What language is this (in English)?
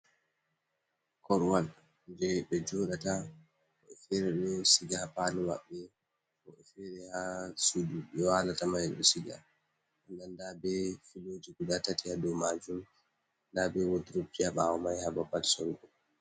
Fula